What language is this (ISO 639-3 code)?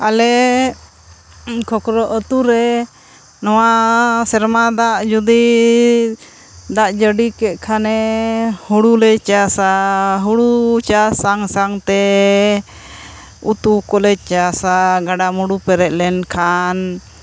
sat